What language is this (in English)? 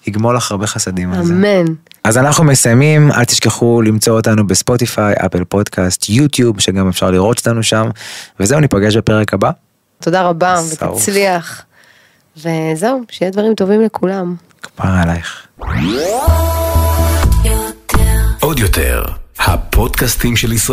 Hebrew